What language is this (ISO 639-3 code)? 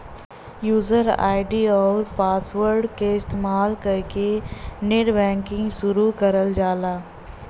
bho